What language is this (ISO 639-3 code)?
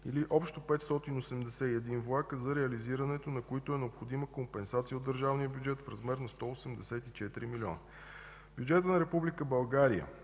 bul